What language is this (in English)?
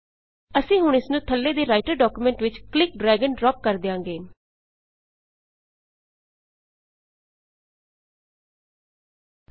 Punjabi